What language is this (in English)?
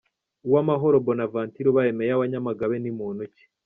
Kinyarwanda